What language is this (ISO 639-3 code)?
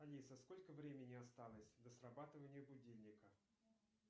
rus